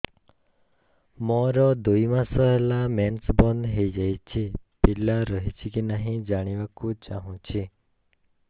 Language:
Odia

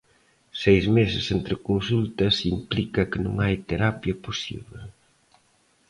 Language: Galician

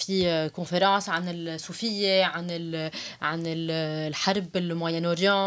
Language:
Arabic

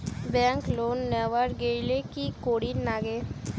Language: Bangla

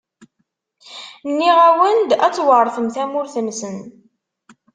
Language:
Kabyle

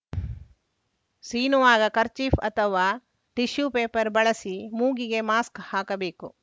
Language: Kannada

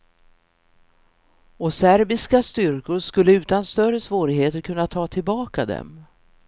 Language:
Swedish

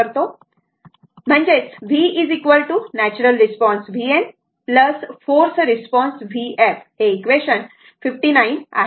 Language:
Marathi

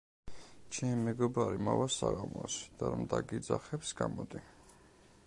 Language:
Georgian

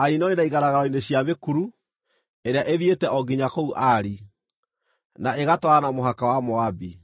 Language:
Kikuyu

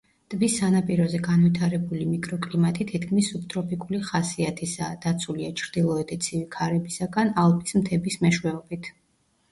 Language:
Georgian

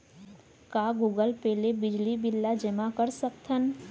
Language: Chhattisgarhi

